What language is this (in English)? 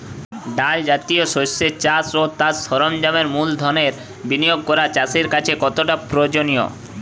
Bangla